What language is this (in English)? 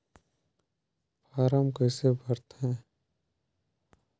Chhattisgarhi